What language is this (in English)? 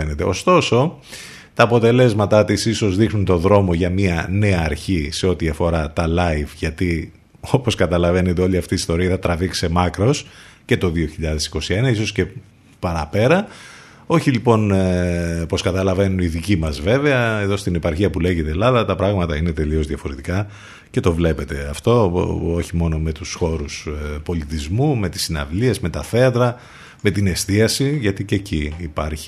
Greek